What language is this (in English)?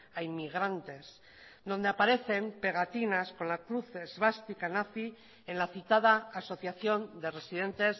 Spanish